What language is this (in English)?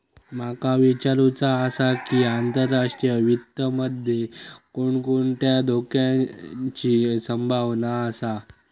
Marathi